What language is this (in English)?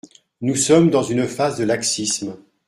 French